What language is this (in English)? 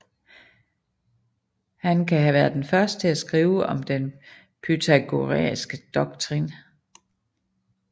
Danish